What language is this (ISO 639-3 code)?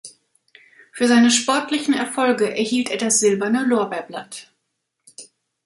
deu